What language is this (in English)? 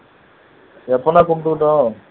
Tamil